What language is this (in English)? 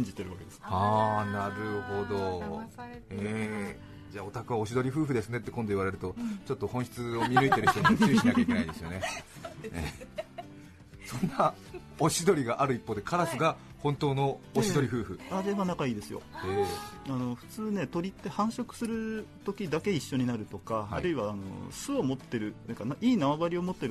Japanese